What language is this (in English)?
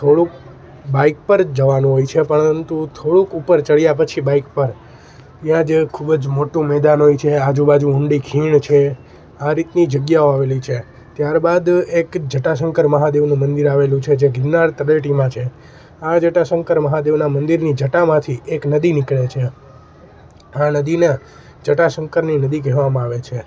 Gujarati